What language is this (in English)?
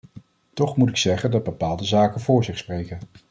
Dutch